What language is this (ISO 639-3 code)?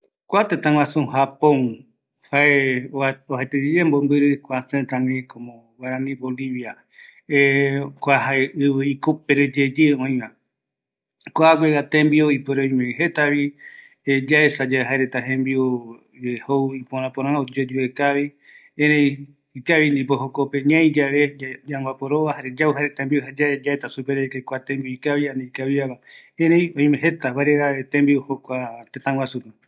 gui